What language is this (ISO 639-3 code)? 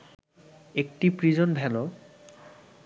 ben